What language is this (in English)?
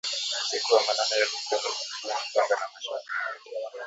Swahili